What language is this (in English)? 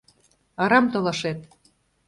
Mari